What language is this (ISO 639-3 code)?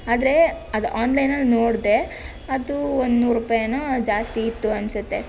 kan